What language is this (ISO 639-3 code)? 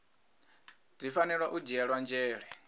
ven